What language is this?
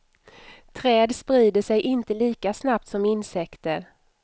Swedish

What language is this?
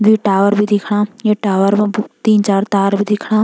Garhwali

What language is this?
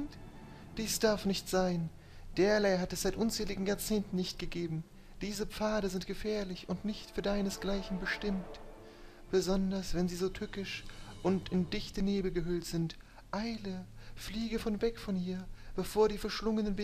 German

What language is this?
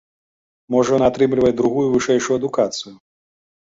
Belarusian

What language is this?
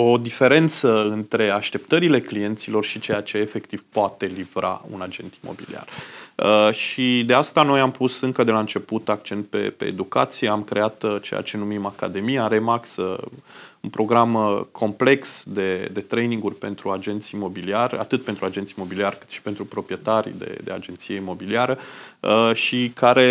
Romanian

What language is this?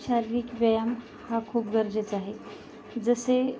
Marathi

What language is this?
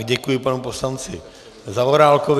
Czech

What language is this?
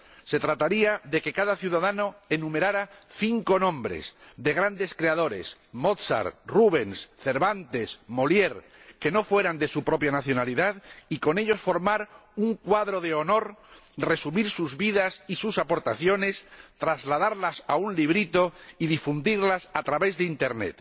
Spanish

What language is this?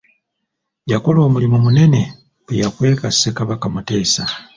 Ganda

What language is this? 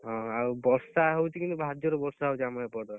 Odia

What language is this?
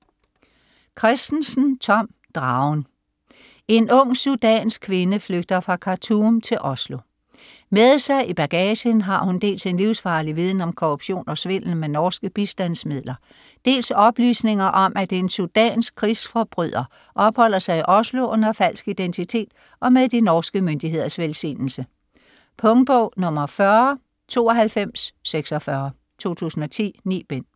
Danish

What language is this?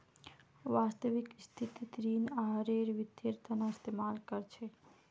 Magahi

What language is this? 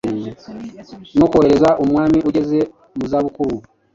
Kinyarwanda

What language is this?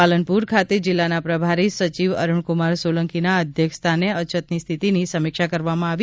Gujarati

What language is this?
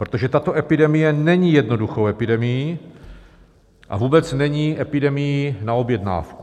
Czech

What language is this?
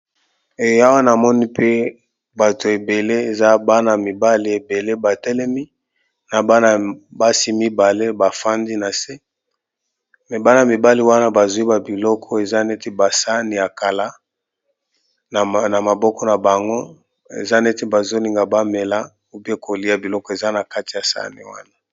Lingala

